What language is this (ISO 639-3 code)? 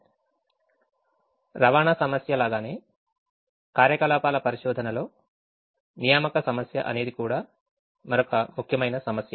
tel